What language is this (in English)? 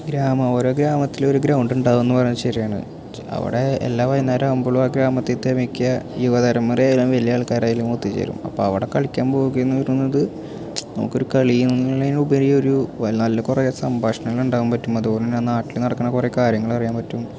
Malayalam